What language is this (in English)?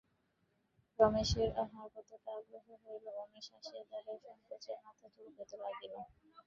Bangla